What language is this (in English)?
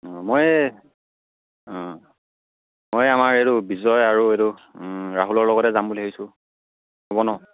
Assamese